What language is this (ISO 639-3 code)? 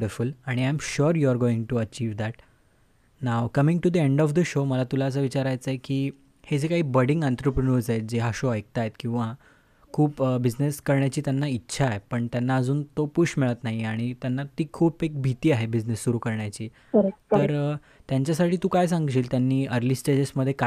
mar